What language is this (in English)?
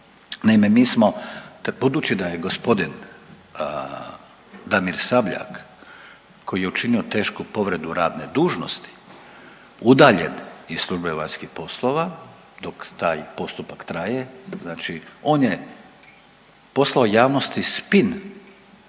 Croatian